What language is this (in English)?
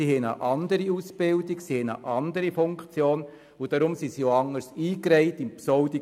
Swiss German